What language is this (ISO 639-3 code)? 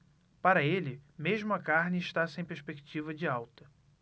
por